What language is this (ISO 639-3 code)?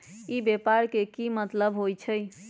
mag